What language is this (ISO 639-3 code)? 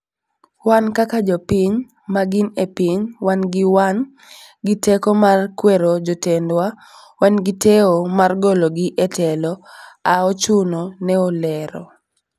luo